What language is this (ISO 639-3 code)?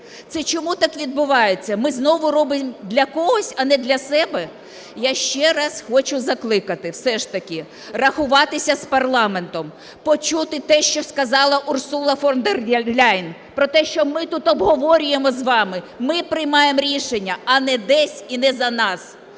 ukr